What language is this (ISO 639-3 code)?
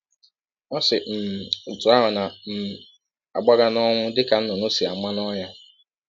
ibo